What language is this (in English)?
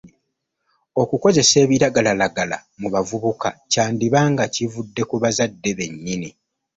Ganda